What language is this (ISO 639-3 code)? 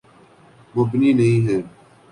urd